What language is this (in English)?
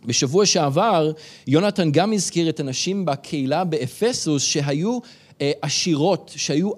Hebrew